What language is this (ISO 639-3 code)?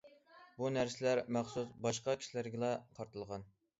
uig